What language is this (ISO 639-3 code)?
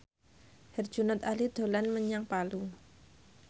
jav